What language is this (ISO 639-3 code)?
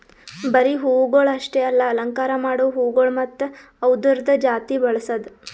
kan